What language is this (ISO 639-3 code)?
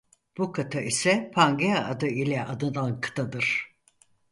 tur